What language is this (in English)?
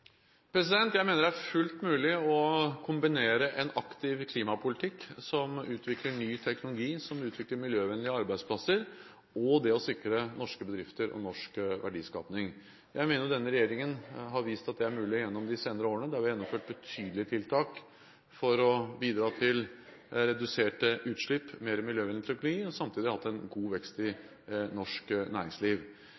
Norwegian Bokmål